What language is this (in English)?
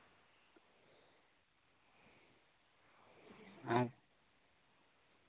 Santali